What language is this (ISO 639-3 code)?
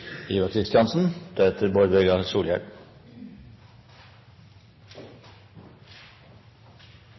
nno